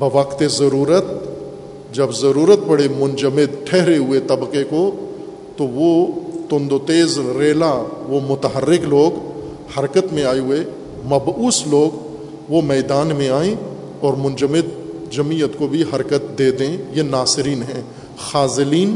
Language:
Urdu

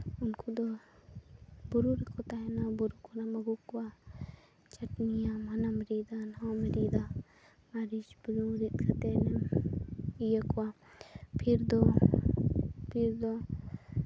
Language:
Santali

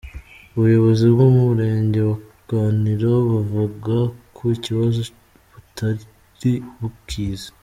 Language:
Kinyarwanda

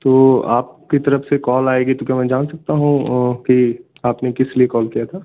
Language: Hindi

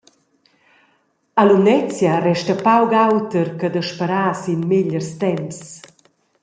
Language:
Romansh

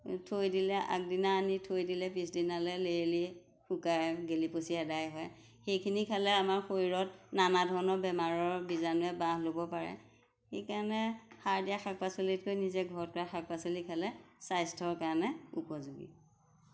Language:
Assamese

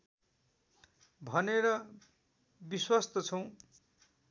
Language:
Nepali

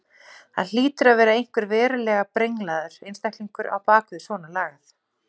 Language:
Icelandic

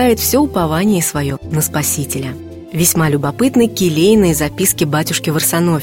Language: Russian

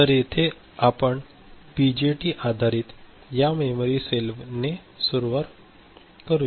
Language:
Marathi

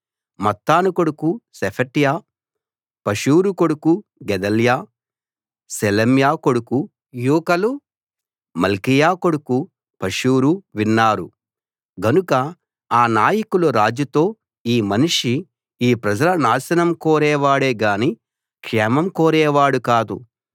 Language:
Telugu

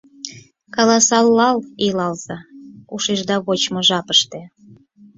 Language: Mari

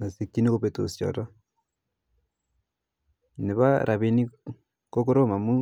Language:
Kalenjin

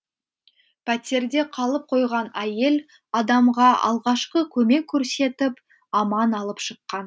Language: Kazakh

